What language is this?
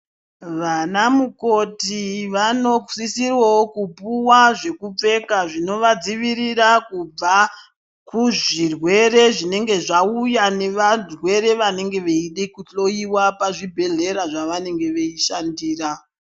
Ndau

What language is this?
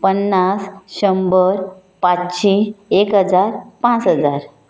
Konkani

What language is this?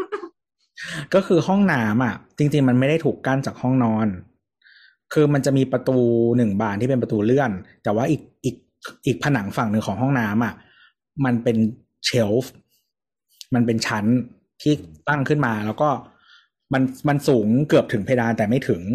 Thai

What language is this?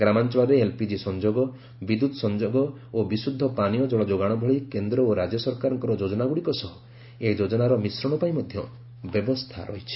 Odia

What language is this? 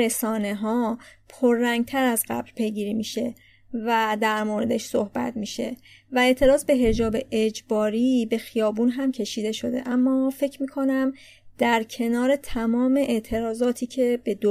Persian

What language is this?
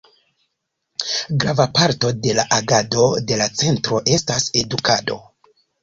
Esperanto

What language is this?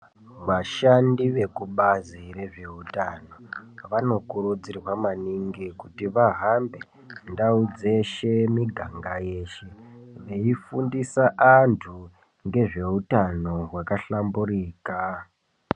Ndau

